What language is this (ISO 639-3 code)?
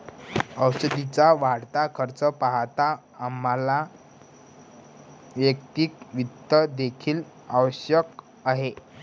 mar